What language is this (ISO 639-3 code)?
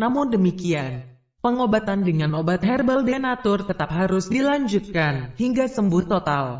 ind